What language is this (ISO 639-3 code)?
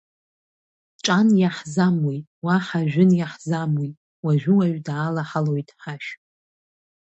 abk